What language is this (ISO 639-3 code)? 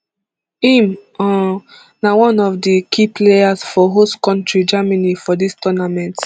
pcm